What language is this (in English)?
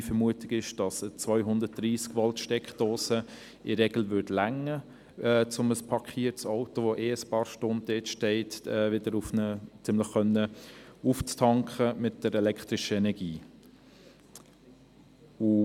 Swiss German